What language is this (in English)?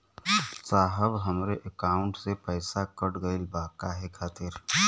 Bhojpuri